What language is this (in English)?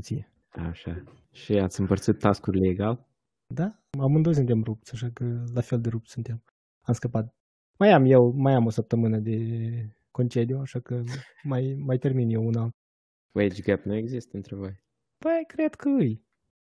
Romanian